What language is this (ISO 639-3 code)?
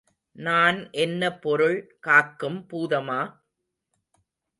tam